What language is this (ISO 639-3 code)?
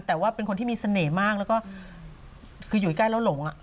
tha